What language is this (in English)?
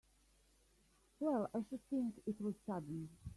English